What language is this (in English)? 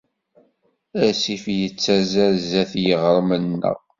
Kabyle